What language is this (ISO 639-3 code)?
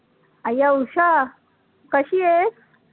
mar